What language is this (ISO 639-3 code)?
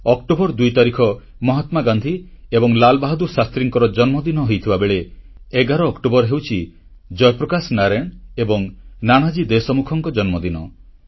ori